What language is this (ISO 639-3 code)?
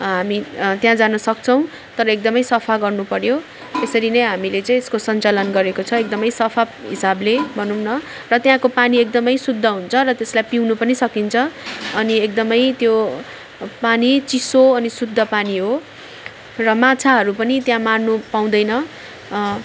nep